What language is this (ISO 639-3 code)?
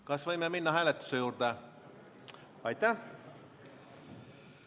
est